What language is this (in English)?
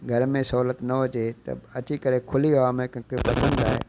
Sindhi